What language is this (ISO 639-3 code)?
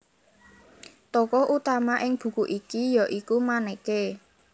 jav